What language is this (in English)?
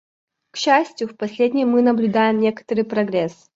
Russian